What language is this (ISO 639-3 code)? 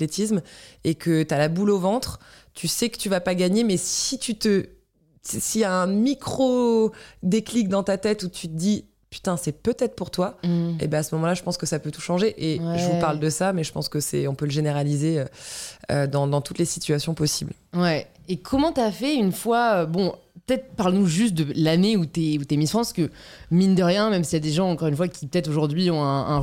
fra